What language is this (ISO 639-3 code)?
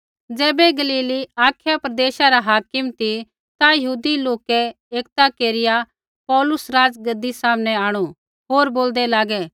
kfx